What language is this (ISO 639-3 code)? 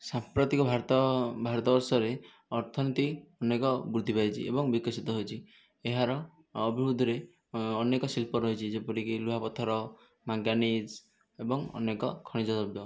ori